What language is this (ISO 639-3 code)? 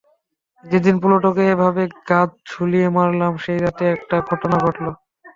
ben